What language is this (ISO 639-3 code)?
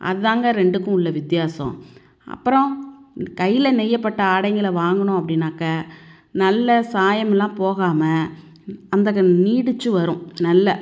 tam